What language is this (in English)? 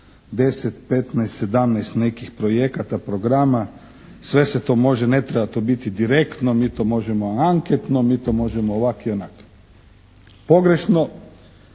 Croatian